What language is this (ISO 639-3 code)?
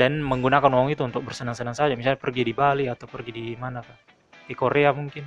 ind